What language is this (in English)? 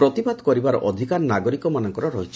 Odia